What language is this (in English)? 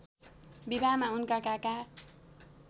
Nepali